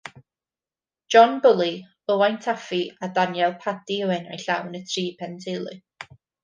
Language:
Welsh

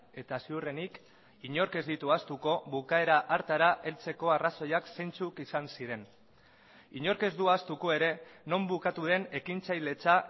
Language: Basque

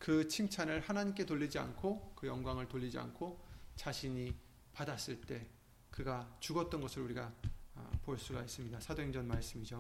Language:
Korean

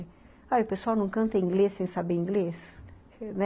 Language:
Portuguese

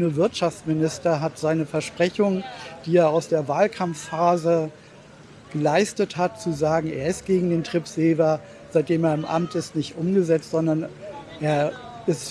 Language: German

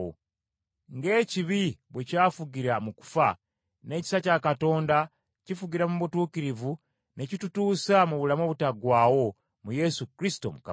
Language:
Ganda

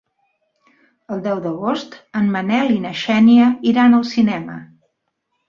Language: Catalan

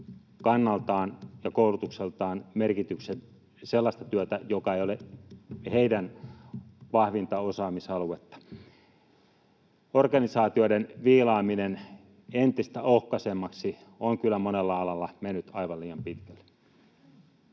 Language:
Finnish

